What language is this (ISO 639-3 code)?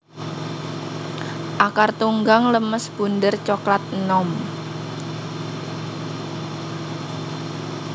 jav